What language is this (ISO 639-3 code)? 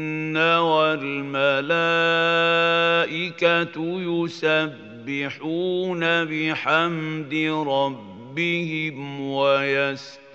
ara